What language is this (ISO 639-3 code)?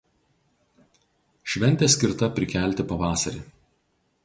lit